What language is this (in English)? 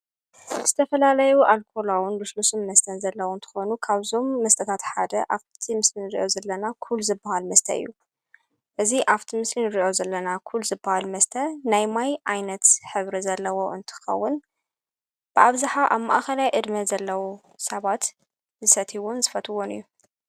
Tigrinya